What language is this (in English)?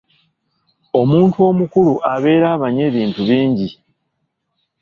Ganda